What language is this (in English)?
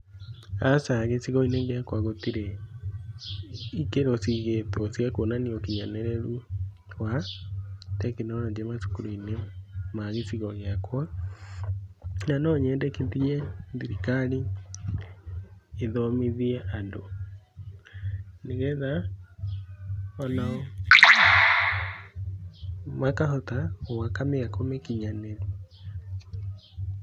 Kikuyu